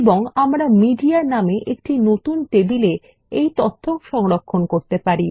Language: Bangla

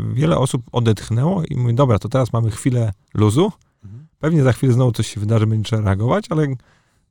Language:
Polish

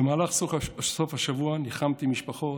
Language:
Hebrew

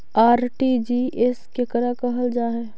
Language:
Magahi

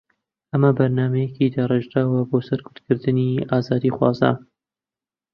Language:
Central Kurdish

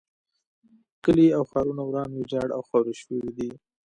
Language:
Pashto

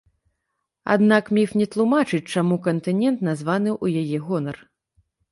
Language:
Belarusian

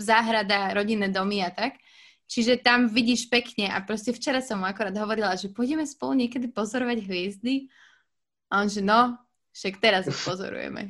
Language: Slovak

